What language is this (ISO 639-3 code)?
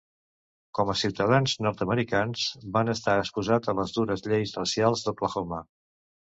cat